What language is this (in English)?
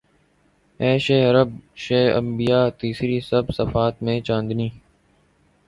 Urdu